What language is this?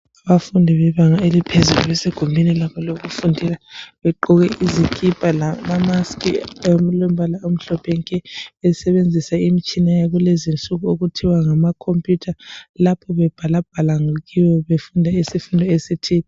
North Ndebele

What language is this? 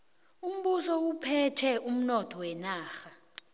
South Ndebele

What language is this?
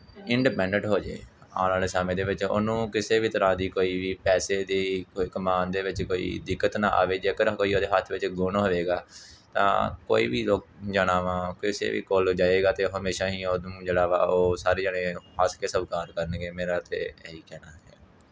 Punjabi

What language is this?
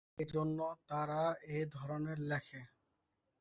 Bangla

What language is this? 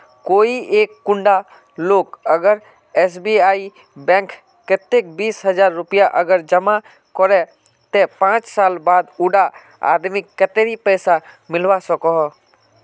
Magahi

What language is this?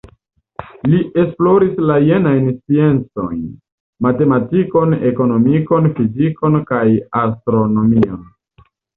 Esperanto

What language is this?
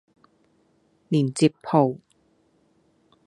Cantonese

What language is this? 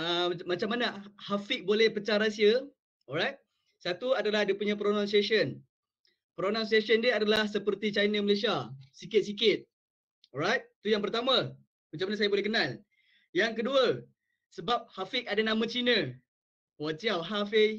Malay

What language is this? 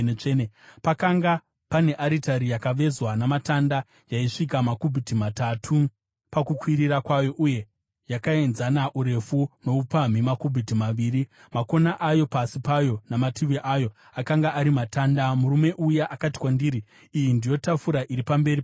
Shona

